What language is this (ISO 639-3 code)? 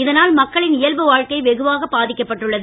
tam